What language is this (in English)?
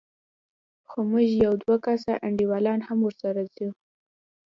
Pashto